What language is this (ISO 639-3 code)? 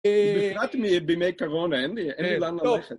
heb